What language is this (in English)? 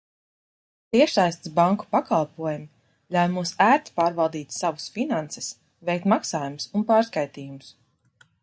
Latvian